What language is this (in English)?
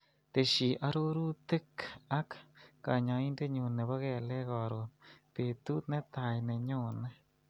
Kalenjin